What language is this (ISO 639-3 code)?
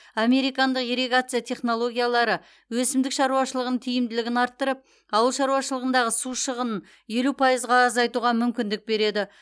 kaz